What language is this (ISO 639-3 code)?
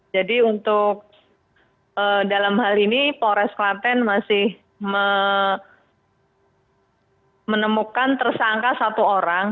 ind